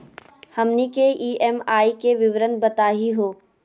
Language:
Magahi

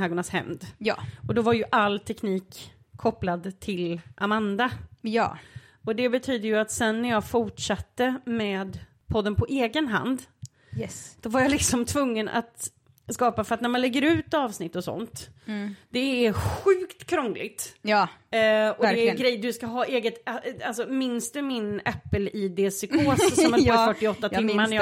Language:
Swedish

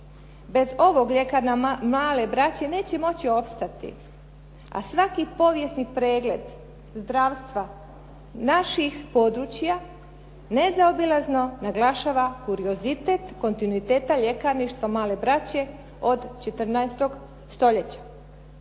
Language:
Croatian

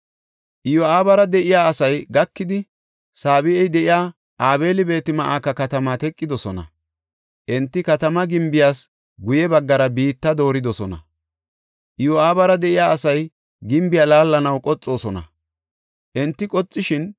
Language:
Gofa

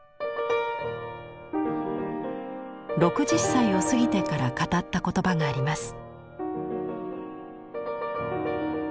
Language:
Japanese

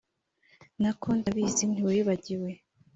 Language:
Kinyarwanda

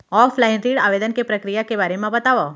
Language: Chhattisgarhi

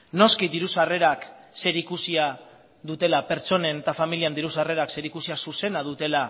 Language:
Basque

